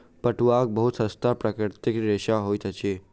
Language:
Maithili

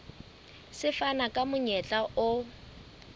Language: Southern Sotho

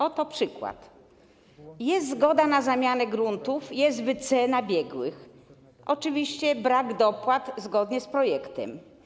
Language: Polish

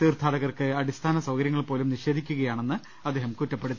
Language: Malayalam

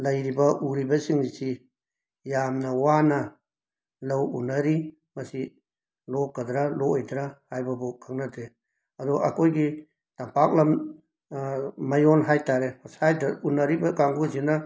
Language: Manipuri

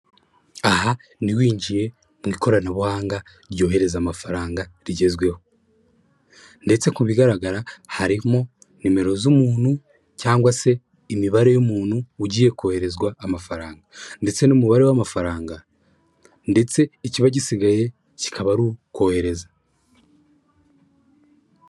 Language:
Kinyarwanda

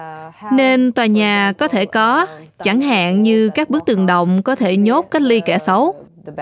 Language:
Vietnamese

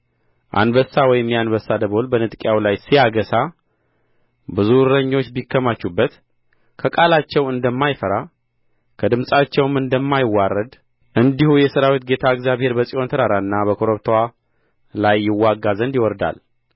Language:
Amharic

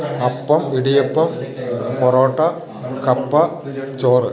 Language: Malayalam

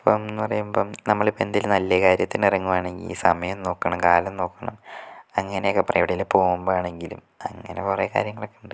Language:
Malayalam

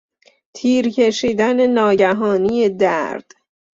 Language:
Persian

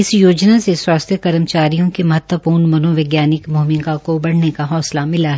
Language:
Hindi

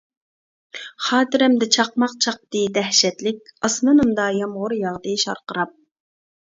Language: Uyghur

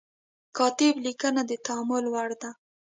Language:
Pashto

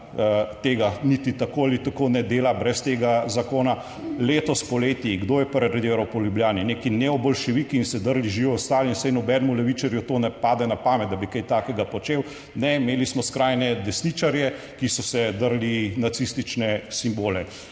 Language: Slovenian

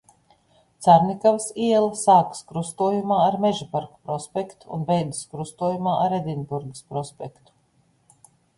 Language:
Latvian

